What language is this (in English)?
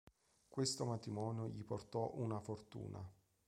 Italian